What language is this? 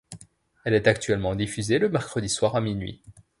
French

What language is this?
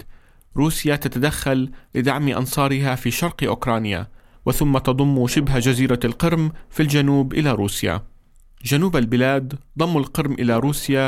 Arabic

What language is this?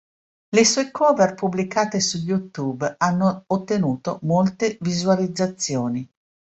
Italian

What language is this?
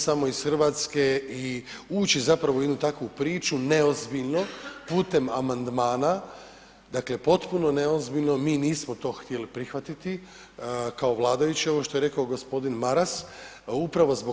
Croatian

